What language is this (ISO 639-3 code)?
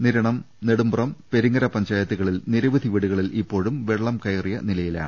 mal